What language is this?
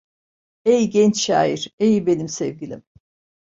Turkish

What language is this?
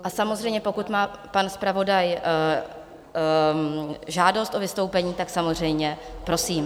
Czech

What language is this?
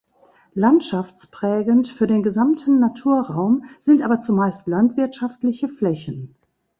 German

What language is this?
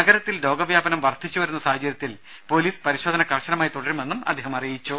Malayalam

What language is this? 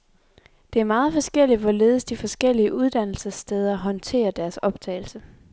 Danish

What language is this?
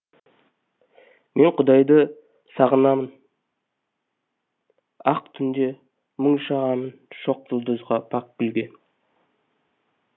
Kazakh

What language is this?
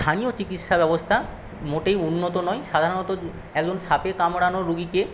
Bangla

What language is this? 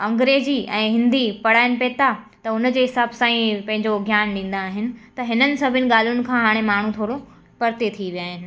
Sindhi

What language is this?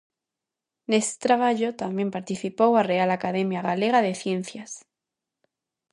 Galician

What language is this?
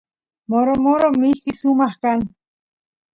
Santiago del Estero Quichua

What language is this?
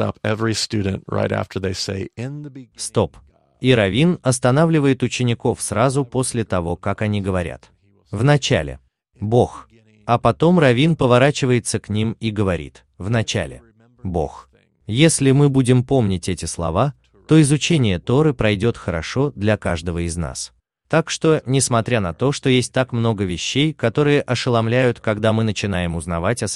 Russian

